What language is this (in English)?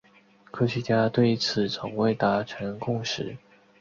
Chinese